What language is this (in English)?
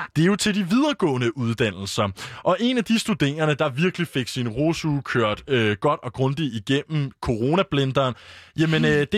Danish